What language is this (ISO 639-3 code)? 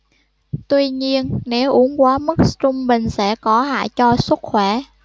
vie